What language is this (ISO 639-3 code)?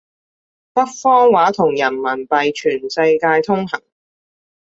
yue